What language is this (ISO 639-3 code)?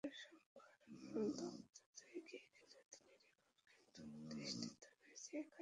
ben